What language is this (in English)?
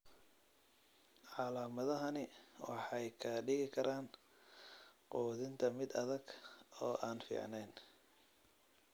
Somali